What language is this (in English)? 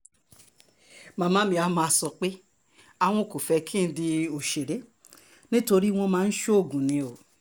Yoruba